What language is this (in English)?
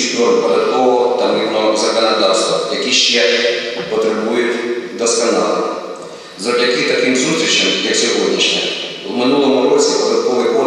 Ukrainian